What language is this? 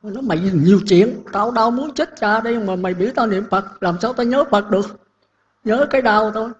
Vietnamese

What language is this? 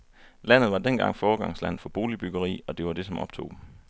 Danish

